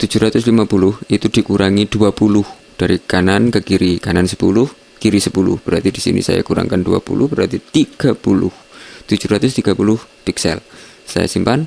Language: Indonesian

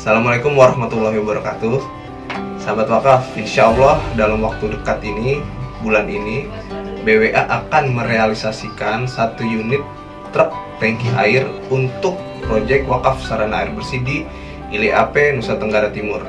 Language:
Indonesian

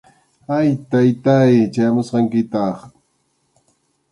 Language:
Arequipa-La Unión Quechua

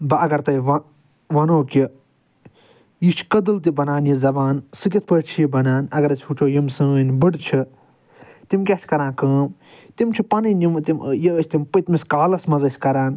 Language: Kashmiri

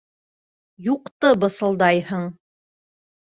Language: Bashkir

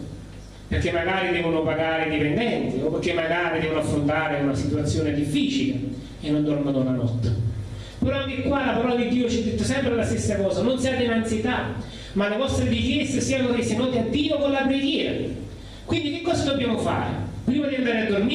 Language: Italian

